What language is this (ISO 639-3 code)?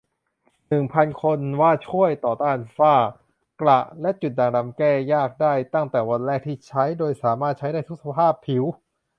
tha